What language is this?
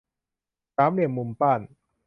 Thai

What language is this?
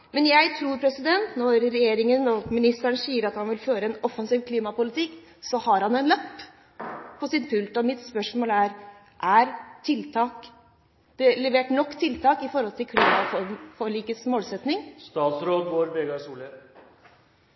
Norwegian Bokmål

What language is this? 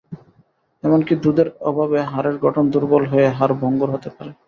Bangla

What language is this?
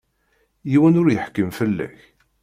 Kabyle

